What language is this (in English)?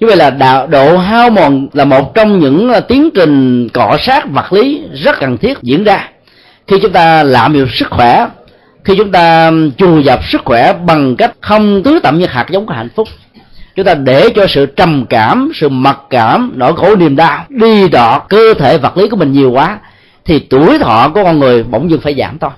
Vietnamese